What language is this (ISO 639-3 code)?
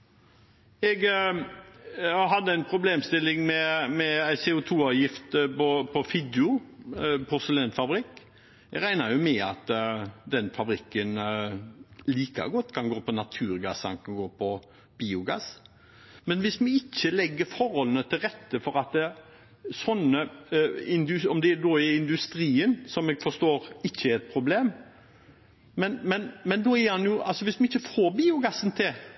nob